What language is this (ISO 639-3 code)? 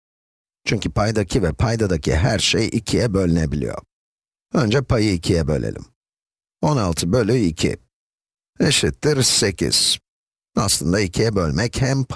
tur